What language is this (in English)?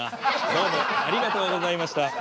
Japanese